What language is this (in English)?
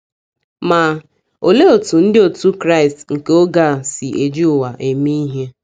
Igbo